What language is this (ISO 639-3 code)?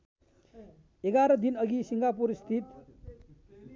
nep